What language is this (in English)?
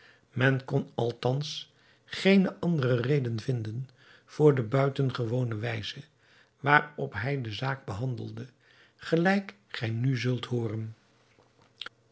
Dutch